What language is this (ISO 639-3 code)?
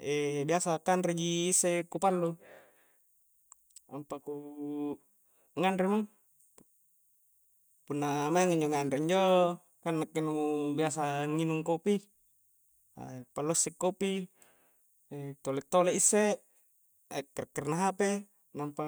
kjc